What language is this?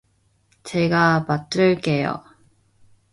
Korean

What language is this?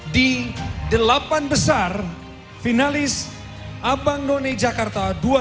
Indonesian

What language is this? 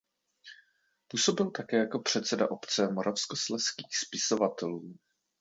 Czech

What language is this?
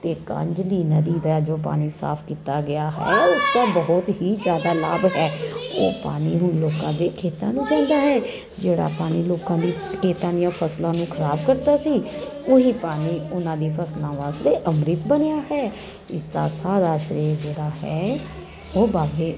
Punjabi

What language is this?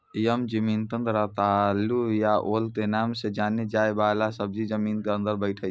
Maithili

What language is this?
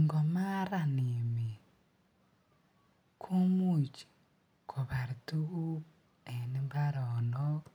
Kalenjin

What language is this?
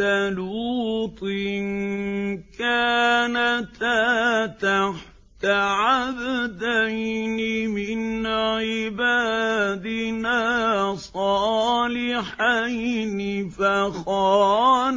Arabic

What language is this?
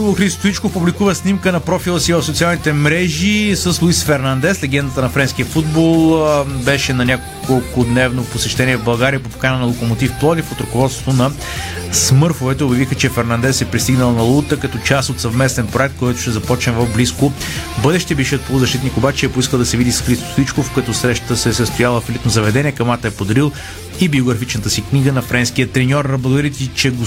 Bulgarian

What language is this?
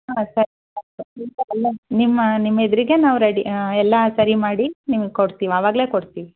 Kannada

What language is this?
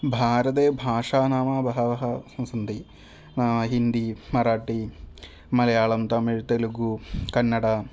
Sanskrit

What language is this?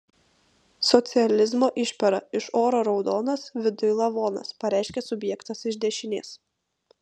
Lithuanian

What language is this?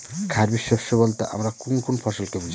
Bangla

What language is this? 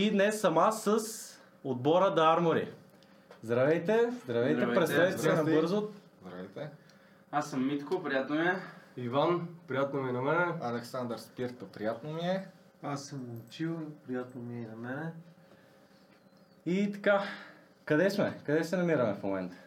Bulgarian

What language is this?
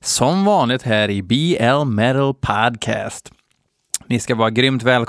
Swedish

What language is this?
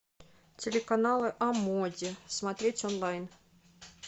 Russian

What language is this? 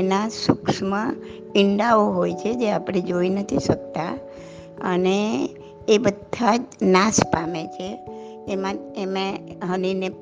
Gujarati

